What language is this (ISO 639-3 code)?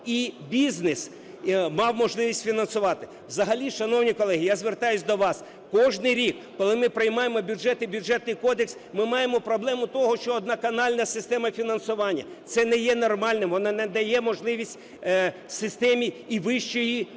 ukr